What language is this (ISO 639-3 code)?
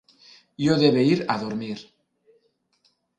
ina